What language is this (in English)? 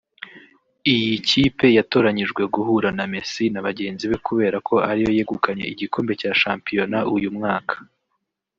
Kinyarwanda